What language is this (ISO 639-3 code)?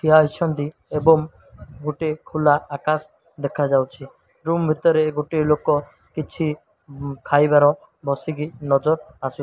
ori